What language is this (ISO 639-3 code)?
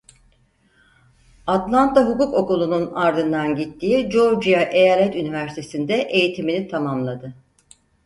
tur